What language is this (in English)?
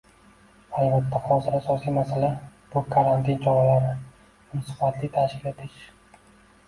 Uzbek